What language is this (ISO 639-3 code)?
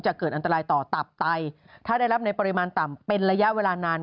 tha